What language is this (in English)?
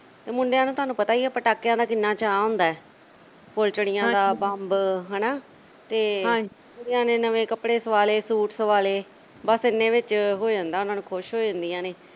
Punjabi